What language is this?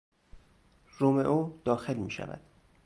Persian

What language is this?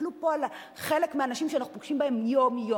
Hebrew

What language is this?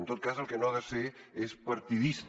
Catalan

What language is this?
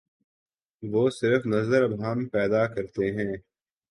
Urdu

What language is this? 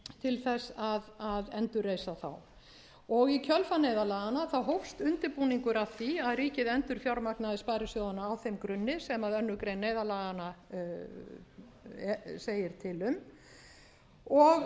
Icelandic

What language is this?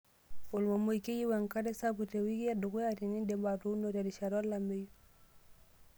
Masai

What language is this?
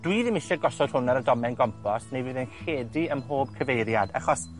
Welsh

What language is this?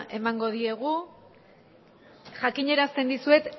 Basque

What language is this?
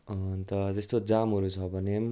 Nepali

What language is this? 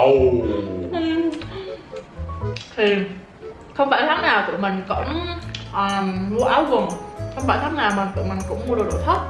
Vietnamese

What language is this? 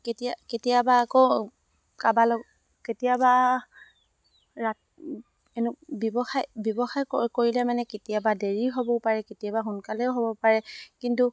Assamese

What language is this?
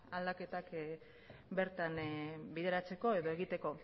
Basque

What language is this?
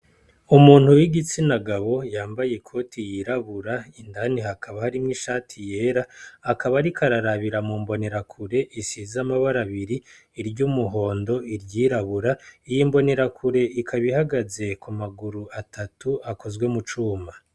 Rundi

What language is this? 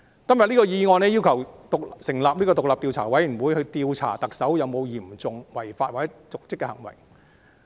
Cantonese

